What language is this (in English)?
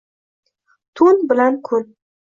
Uzbek